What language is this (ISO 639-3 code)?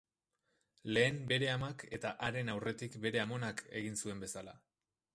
eus